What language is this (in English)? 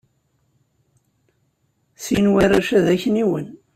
Kabyle